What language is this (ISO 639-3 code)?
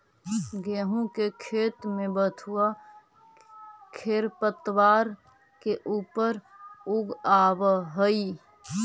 mag